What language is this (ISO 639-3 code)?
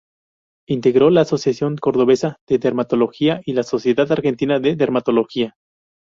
spa